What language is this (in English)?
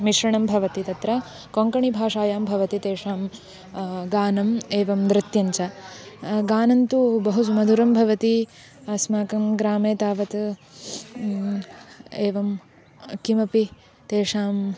Sanskrit